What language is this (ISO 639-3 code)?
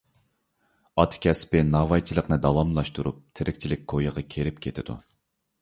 uig